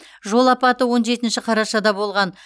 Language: Kazakh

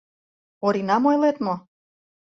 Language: Mari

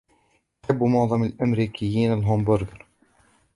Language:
Arabic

